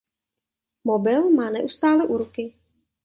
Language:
Czech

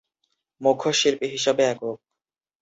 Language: Bangla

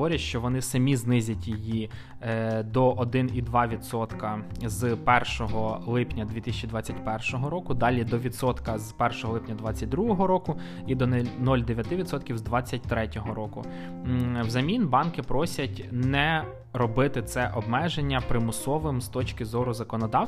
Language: Ukrainian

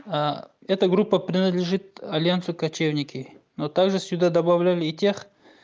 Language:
Russian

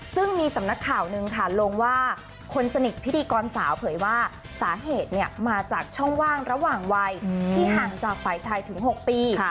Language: Thai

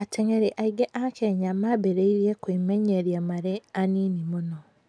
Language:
Kikuyu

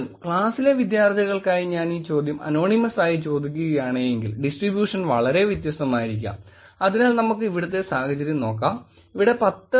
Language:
Malayalam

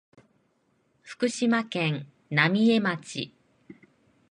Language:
Japanese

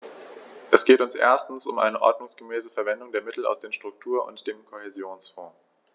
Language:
German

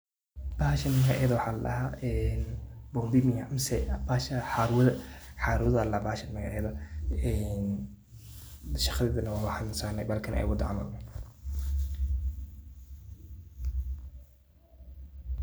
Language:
Somali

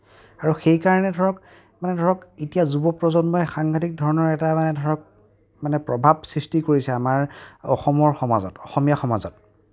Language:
Assamese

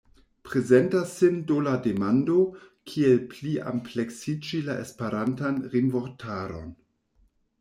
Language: Esperanto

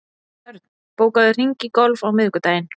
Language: Icelandic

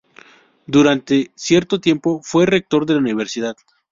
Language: Spanish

